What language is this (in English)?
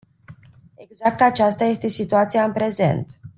Romanian